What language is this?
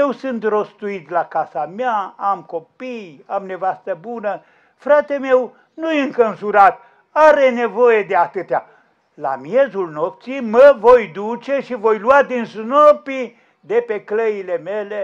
Romanian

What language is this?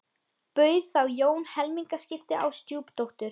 Icelandic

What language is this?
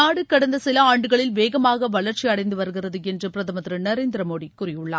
Tamil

